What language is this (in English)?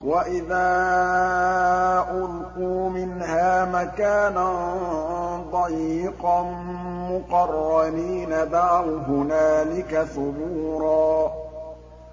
Arabic